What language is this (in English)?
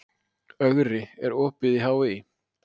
Icelandic